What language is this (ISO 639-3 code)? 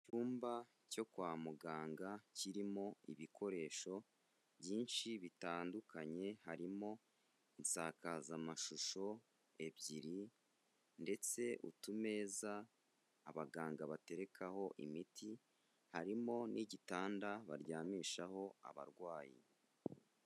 kin